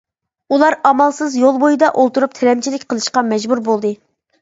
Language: Uyghur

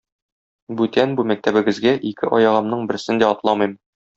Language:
Tatar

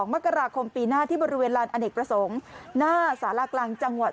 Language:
Thai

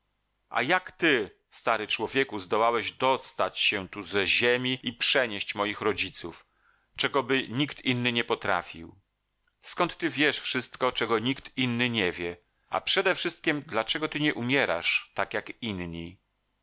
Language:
Polish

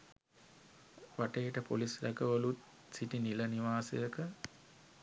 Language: Sinhala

